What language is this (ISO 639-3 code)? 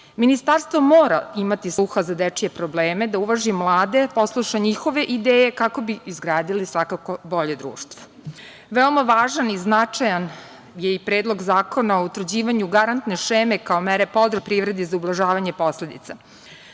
srp